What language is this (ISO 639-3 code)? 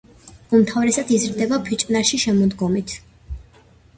kat